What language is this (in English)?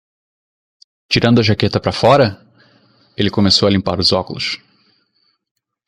Portuguese